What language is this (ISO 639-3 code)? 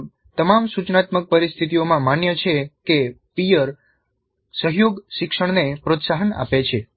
guj